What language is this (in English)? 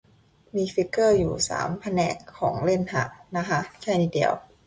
Thai